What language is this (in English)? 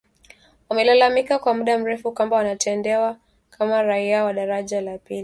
Swahili